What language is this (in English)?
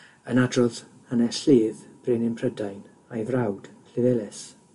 Welsh